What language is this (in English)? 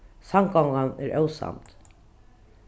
Faroese